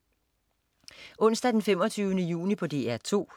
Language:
Danish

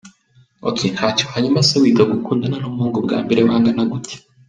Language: Kinyarwanda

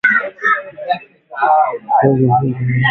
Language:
Swahili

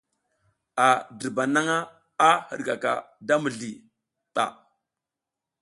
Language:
South Giziga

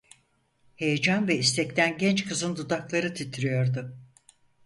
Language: Turkish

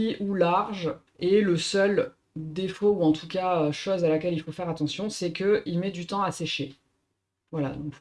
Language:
French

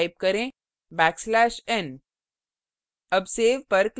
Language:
Hindi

